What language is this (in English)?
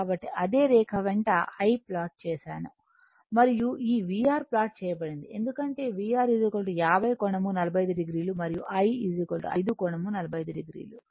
Telugu